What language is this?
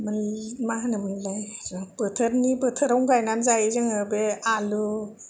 Bodo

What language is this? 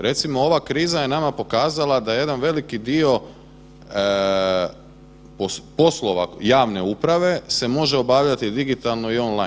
Croatian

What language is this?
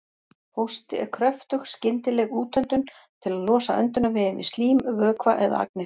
Icelandic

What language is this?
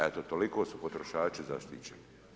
Croatian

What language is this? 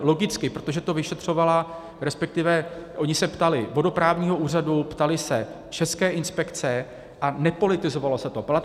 Czech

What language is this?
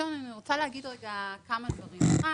Hebrew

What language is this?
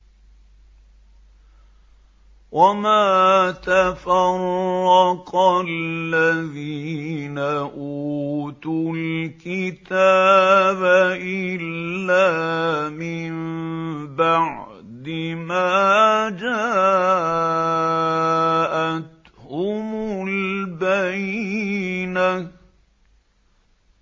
Arabic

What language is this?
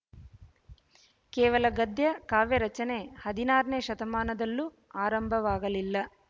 Kannada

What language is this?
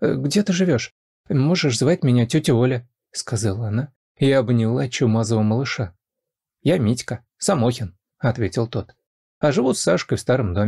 Russian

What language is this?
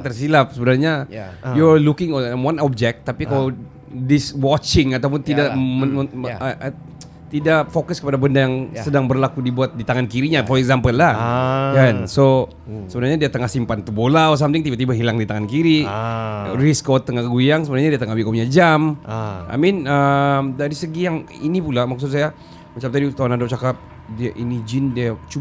Malay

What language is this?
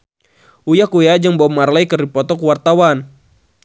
Sundanese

